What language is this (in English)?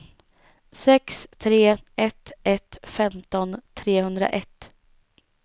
Swedish